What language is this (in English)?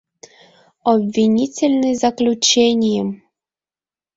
Mari